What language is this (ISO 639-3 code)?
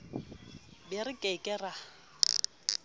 sot